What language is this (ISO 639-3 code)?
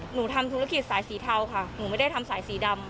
tha